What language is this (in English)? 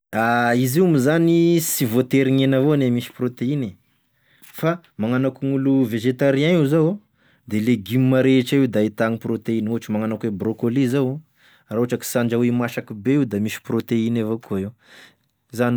Tesaka Malagasy